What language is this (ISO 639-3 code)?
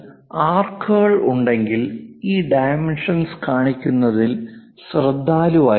mal